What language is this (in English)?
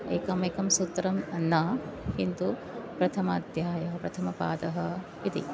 Sanskrit